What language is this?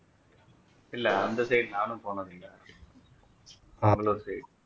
Tamil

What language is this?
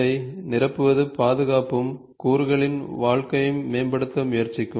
Tamil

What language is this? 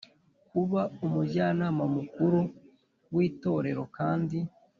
Kinyarwanda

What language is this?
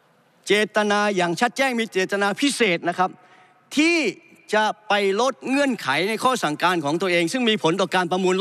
Thai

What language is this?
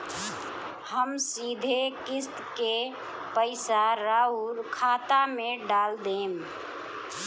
Bhojpuri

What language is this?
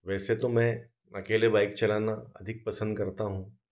Hindi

